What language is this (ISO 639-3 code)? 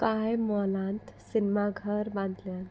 kok